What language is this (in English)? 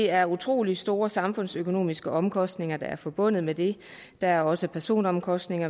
Danish